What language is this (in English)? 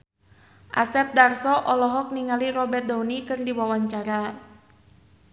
Sundanese